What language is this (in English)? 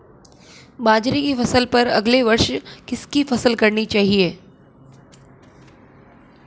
Hindi